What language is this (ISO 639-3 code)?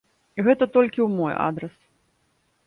bel